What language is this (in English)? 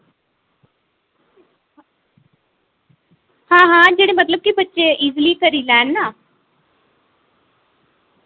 Dogri